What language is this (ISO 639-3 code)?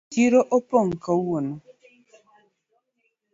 luo